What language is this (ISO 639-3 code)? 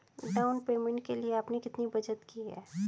hin